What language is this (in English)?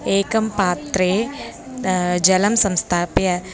Sanskrit